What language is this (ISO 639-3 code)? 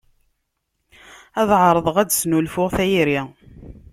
kab